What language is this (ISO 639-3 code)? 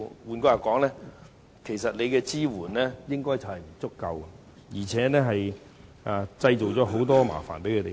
yue